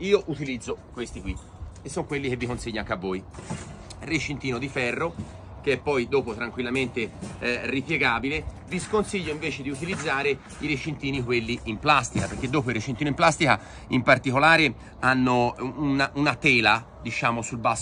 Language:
Italian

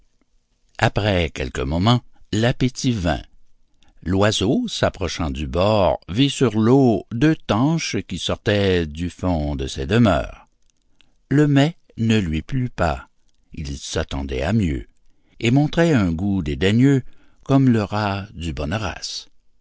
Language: French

